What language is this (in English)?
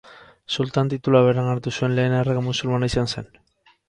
Basque